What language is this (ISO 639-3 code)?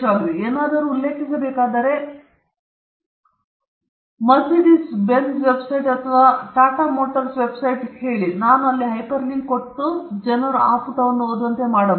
kan